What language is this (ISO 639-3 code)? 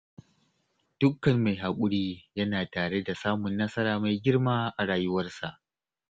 hau